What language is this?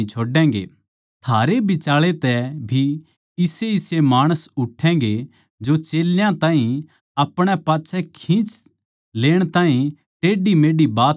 Haryanvi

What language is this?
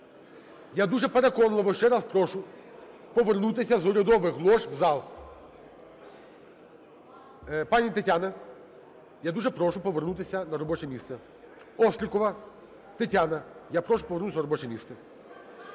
Ukrainian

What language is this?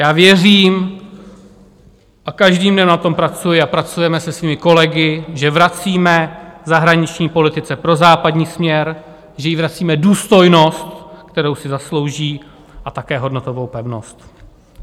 Czech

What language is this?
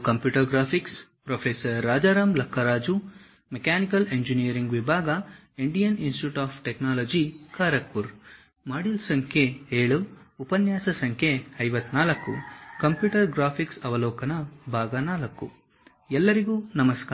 Kannada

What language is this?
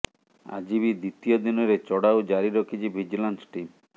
Odia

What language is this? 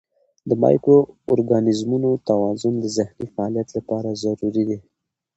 Pashto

